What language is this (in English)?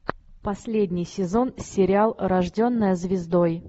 Russian